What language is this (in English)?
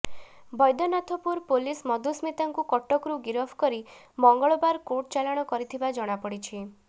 Odia